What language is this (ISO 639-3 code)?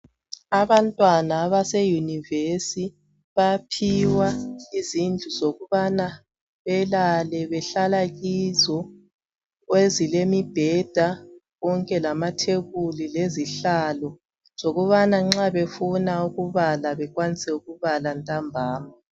nde